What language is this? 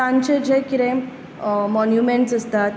Konkani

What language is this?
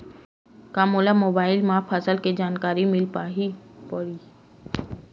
Chhattisgarhi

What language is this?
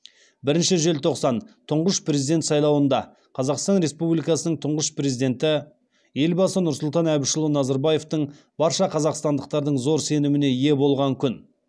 Kazakh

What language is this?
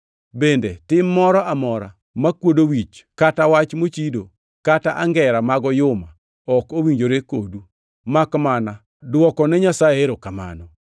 Luo (Kenya and Tanzania)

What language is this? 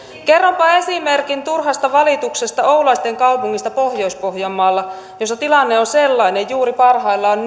Finnish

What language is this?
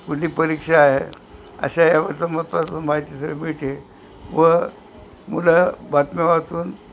Marathi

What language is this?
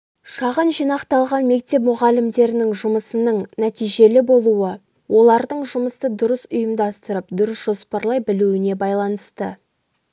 Kazakh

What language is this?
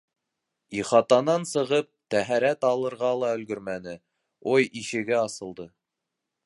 Bashkir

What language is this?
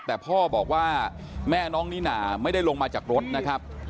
Thai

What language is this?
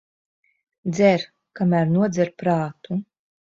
Latvian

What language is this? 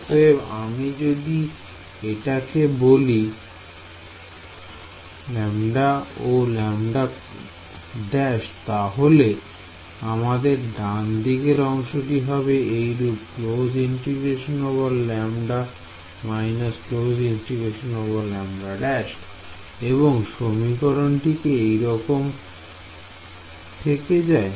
Bangla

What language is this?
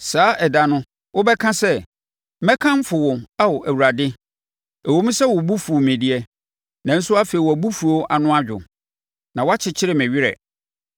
Akan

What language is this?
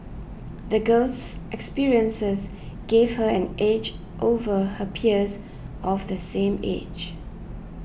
English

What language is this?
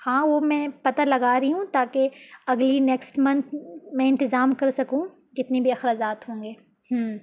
Urdu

